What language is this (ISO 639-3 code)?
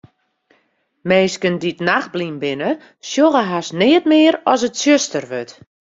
fry